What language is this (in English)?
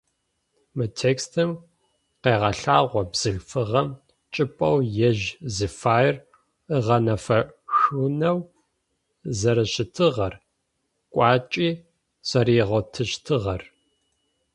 Adyghe